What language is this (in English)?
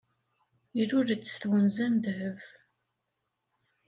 Kabyle